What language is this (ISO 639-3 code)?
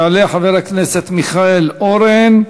heb